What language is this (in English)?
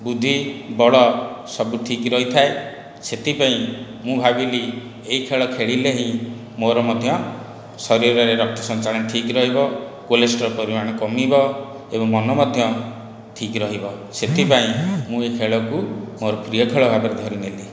Odia